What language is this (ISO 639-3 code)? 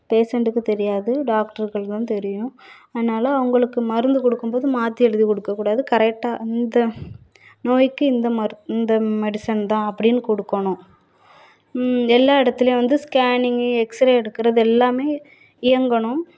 tam